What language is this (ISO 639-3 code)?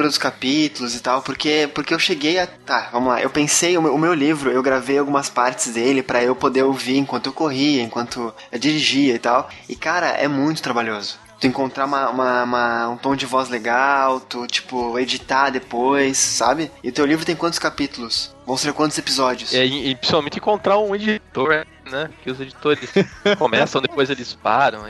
por